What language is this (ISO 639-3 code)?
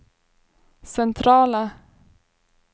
swe